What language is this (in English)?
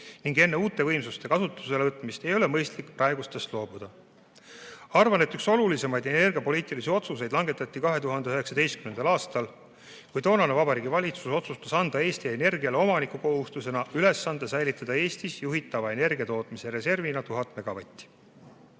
Estonian